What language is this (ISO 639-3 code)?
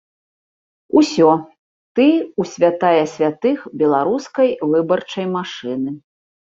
bel